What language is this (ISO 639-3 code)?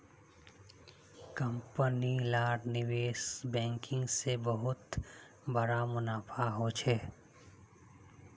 mag